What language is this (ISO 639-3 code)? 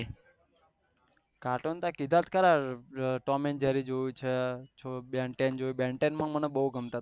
guj